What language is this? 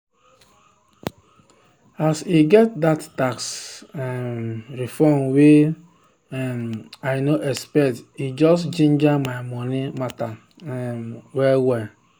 Nigerian Pidgin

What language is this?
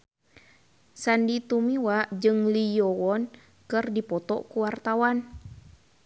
Sundanese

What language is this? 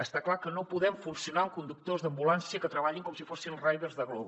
Catalan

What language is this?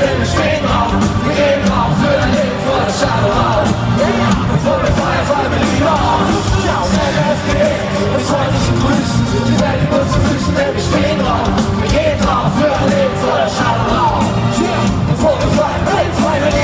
Czech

